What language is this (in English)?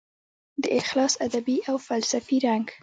Pashto